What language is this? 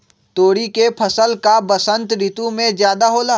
Magahi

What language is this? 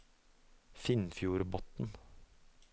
Norwegian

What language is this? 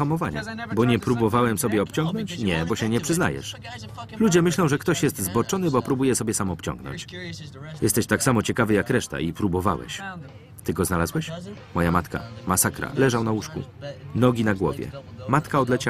Polish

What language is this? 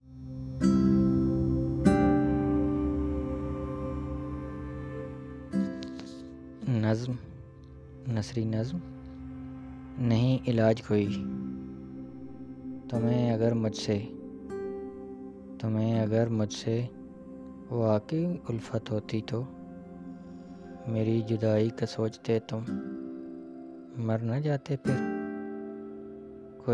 Urdu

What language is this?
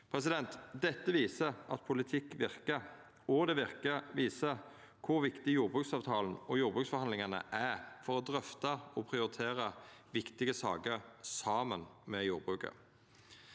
Norwegian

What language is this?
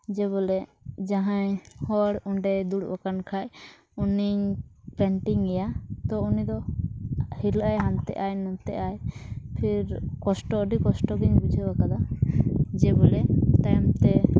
Santali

